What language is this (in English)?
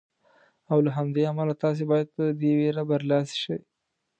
Pashto